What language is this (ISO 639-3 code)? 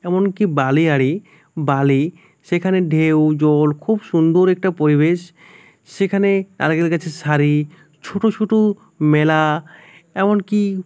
ben